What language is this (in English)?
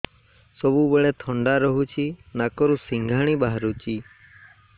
Odia